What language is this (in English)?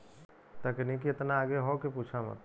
Bhojpuri